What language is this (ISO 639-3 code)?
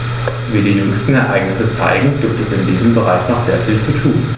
deu